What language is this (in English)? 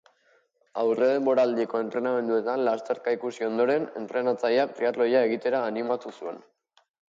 Basque